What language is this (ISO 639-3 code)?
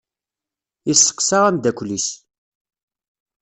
kab